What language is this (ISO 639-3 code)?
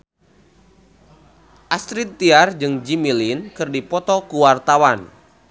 sun